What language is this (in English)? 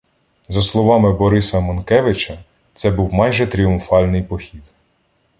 Ukrainian